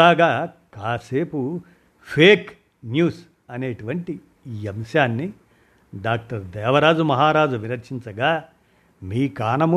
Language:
Telugu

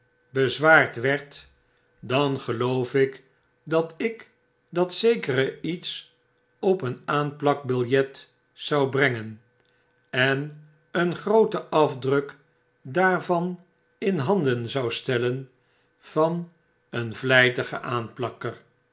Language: Dutch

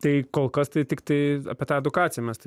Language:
Lithuanian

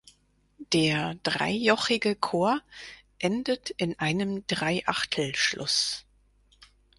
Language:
German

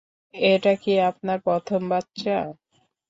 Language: Bangla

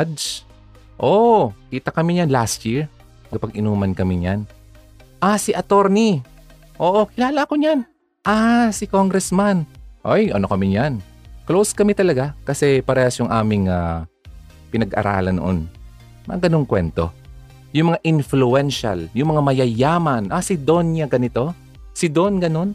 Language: Filipino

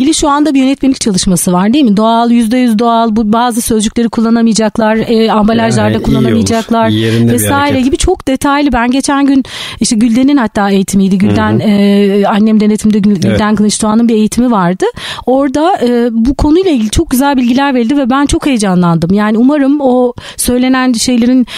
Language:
Turkish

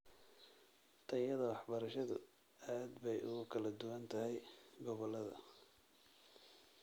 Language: Somali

